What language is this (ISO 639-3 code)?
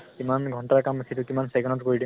asm